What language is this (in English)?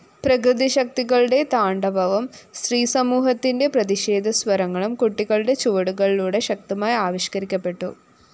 Malayalam